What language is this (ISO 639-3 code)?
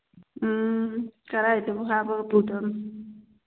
mni